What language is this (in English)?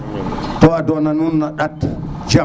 Serer